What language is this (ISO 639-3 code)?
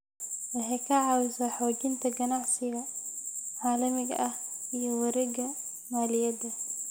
som